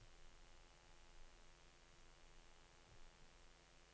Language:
Norwegian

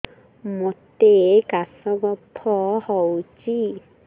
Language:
Odia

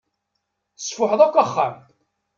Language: Kabyle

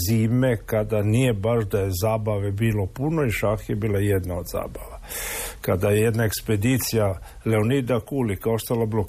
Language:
Croatian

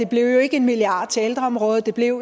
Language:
Danish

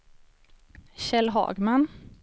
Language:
Swedish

